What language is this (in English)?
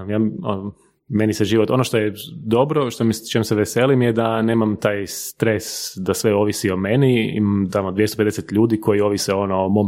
Croatian